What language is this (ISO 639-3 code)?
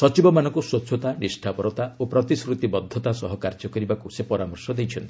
ori